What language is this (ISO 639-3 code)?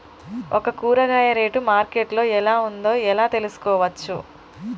tel